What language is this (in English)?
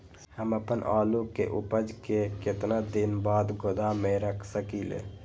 Magahi